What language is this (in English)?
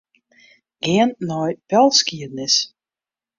Western Frisian